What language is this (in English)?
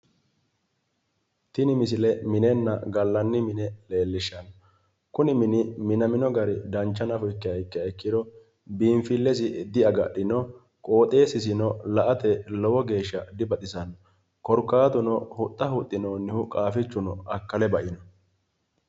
Sidamo